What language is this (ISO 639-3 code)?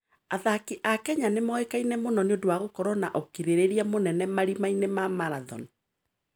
kik